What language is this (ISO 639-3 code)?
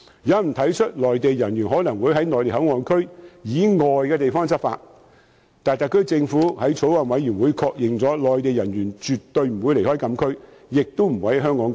yue